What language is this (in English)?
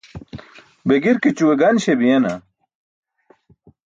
Burushaski